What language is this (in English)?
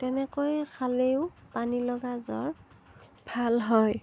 Assamese